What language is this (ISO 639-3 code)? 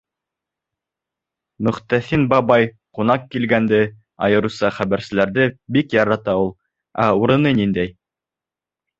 bak